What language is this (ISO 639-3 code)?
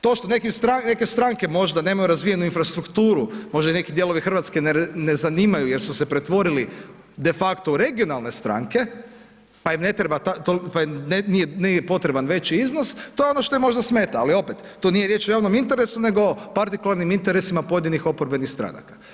hrv